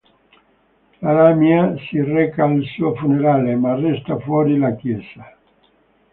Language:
Italian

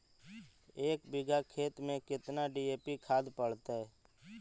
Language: Magahi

